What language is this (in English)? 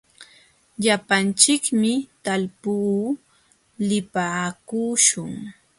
Jauja Wanca Quechua